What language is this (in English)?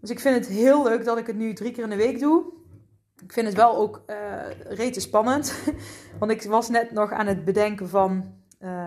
Dutch